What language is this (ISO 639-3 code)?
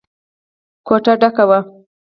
pus